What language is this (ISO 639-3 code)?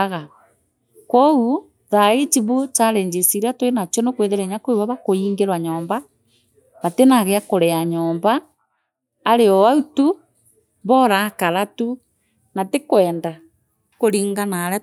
mer